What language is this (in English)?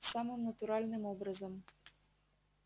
Russian